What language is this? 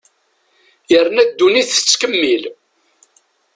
Kabyle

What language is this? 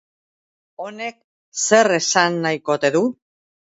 Basque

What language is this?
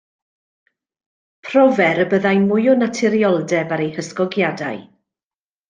Welsh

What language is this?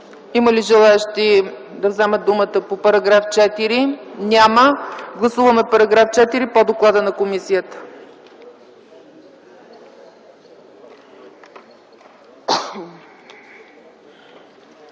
Bulgarian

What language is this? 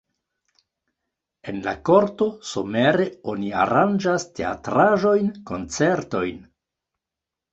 Esperanto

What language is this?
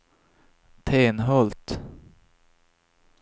Swedish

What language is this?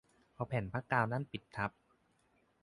Thai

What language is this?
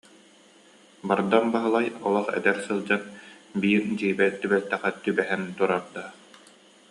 Yakut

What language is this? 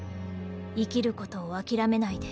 Japanese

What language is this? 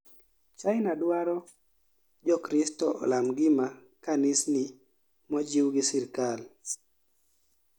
Luo (Kenya and Tanzania)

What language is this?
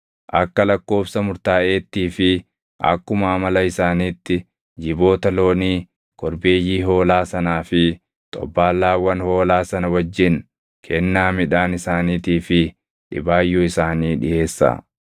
Oromo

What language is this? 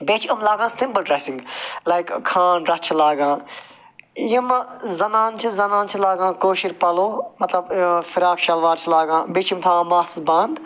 Kashmiri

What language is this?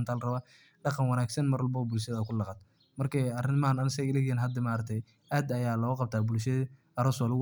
Somali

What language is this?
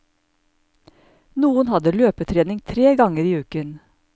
Norwegian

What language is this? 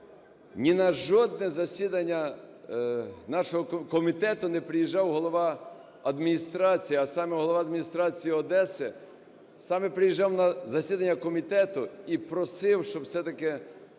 Ukrainian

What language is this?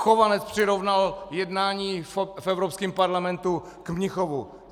Czech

